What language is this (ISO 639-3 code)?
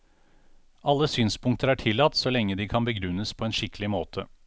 nor